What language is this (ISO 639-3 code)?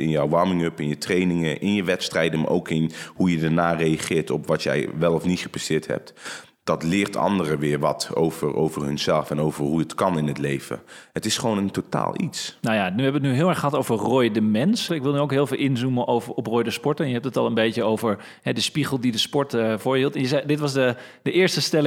nld